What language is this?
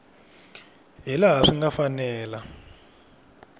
Tsonga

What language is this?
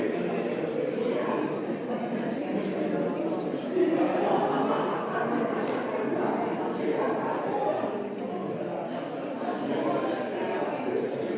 Slovenian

